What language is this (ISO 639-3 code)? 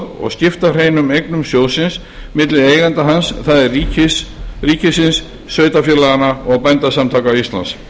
isl